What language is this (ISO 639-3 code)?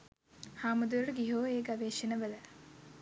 sin